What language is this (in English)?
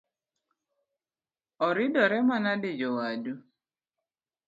Luo (Kenya and Tanzania)